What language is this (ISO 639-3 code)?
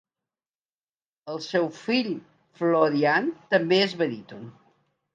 cat